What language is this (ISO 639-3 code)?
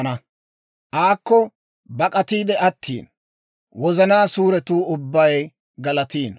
dwr